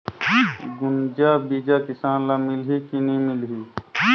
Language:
Chhattisgarhi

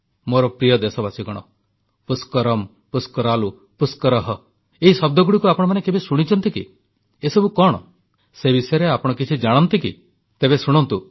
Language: Odia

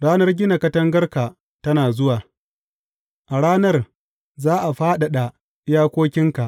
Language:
Hausa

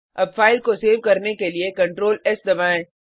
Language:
Hindi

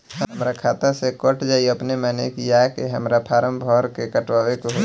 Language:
Bhojpuri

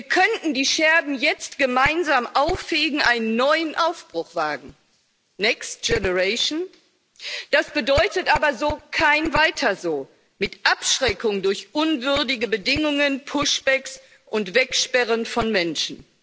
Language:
German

